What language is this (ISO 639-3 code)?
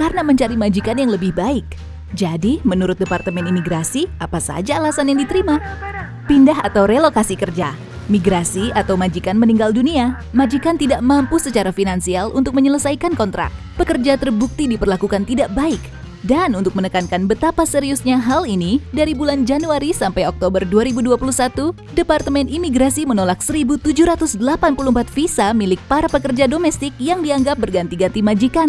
ind